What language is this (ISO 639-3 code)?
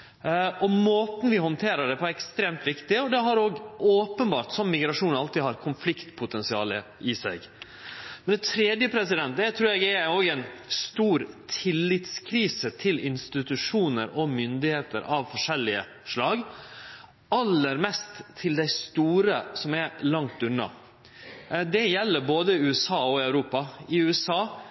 nno